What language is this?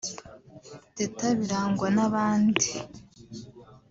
Kinyarwanda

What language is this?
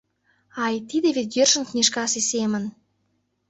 Mari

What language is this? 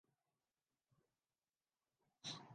Urdu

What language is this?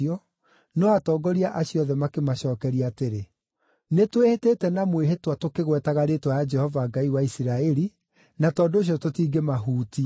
Kikuyu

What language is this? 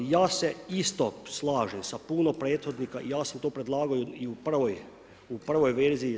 Croatian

